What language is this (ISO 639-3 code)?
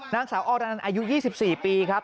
tha